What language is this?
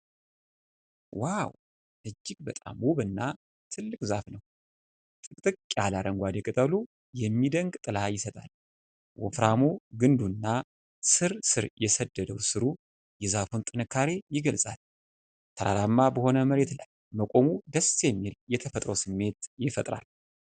Amharic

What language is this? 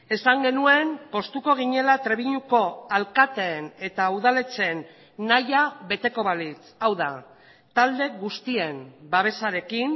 Basque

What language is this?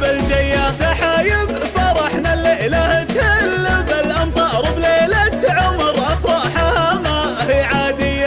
Arabic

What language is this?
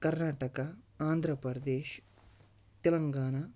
Kashmiri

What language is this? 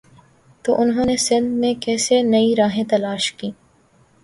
Urdu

